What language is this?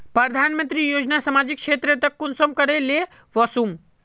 Magahi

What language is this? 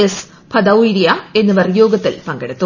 Malayalam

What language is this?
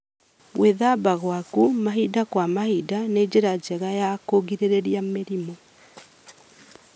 Kikuyu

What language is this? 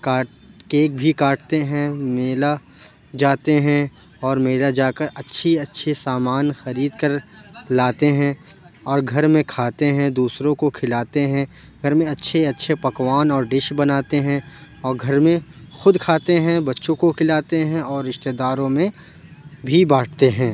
Urdu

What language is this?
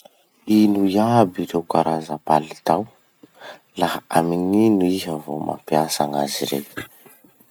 Masikoro Malagasy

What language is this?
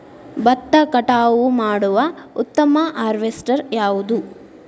Kannada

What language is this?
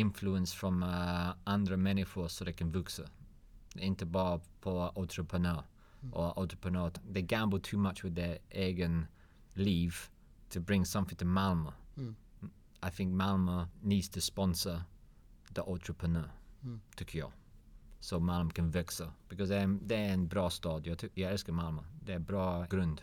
Swedish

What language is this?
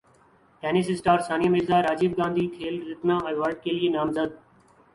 Urdu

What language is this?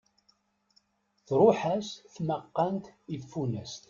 Kabyle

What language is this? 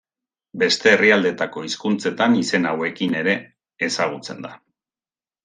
Basque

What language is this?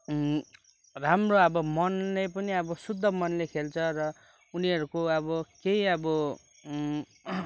Nepali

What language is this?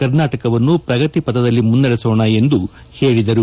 Kannada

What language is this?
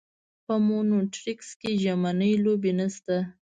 Pashto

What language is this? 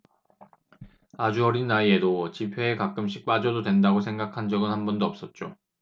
Korean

